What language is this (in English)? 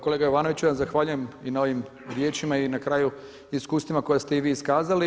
Croatian